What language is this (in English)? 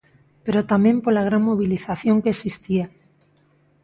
Galician